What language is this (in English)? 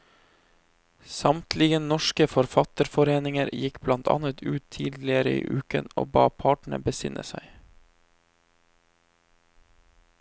Norwegian